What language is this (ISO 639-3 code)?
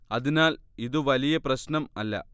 mal